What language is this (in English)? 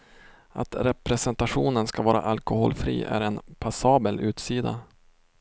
Swedish